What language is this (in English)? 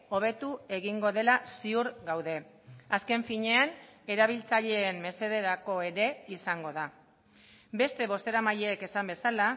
Basque